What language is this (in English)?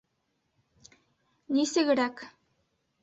Bashkir